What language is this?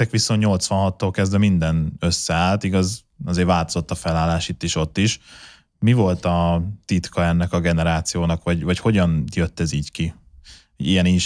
Hungarian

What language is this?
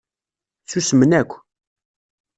Kabyle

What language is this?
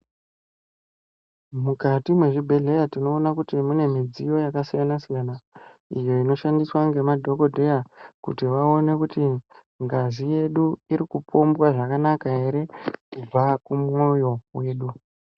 Ndau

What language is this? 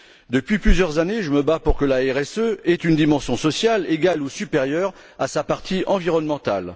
French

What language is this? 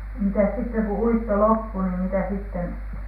Finnish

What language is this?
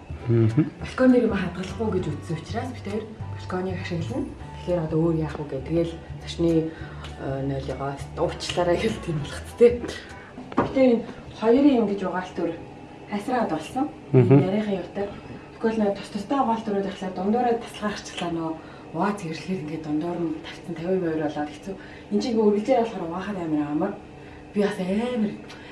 Korean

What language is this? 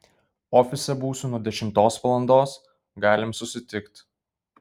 Lithuanian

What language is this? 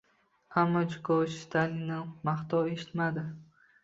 Uzbek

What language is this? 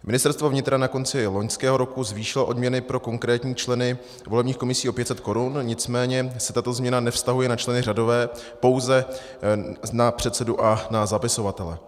Czech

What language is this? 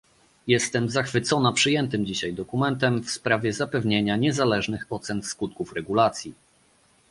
Polish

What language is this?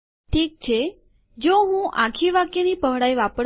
Gujarati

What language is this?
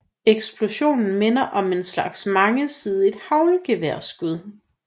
Danish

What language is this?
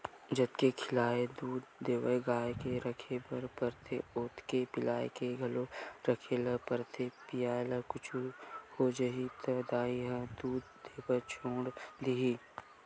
Chhattisgarhi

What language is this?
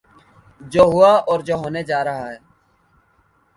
Urdu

